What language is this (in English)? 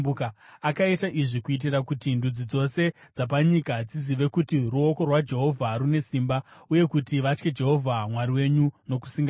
Shona